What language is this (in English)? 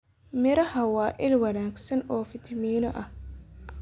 Somali